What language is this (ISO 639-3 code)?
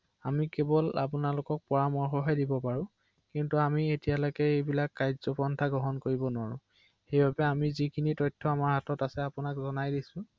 asm